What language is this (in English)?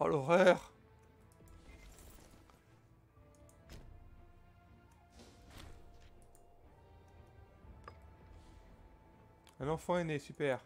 French